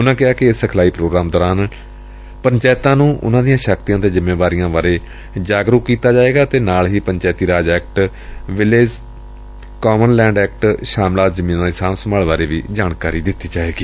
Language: Punjabi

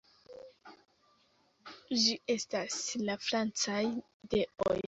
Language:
Esperanto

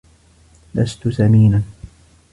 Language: Arabic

